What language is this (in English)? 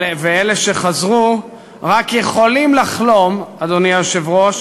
Hebrew